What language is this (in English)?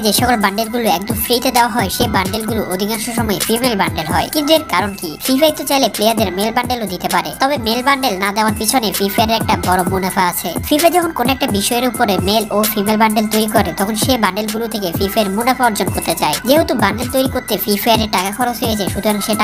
Romanian